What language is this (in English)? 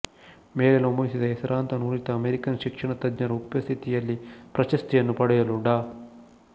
Kannada